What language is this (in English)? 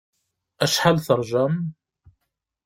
Kabyle